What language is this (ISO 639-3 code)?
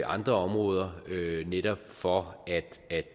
dan